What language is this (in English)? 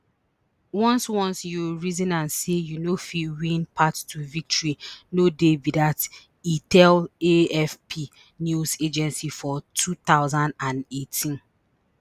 Nigerian Pidgin